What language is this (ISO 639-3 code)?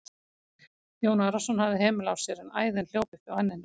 isl